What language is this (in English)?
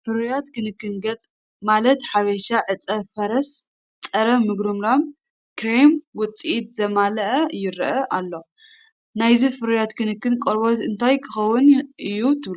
Tigrinya